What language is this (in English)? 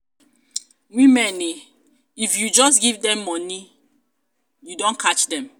Nigerian Pidgin